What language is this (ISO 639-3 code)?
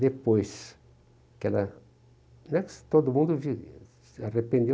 por